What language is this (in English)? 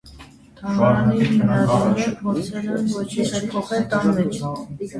Armenian